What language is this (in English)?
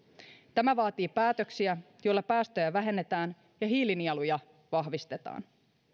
Finnish